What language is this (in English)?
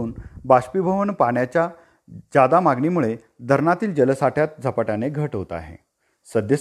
Marathi